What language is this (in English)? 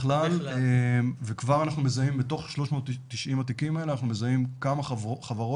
Hebrew